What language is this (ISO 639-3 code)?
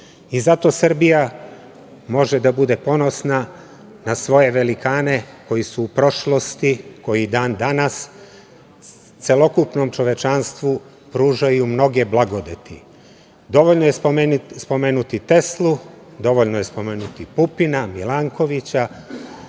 srp